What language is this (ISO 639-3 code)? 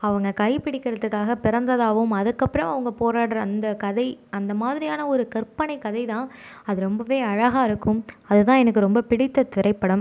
tam